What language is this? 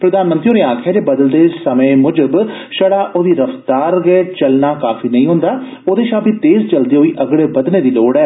Dogri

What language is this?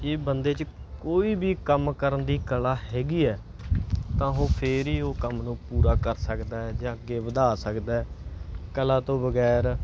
Punjabi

